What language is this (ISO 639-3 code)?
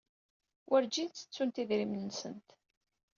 kab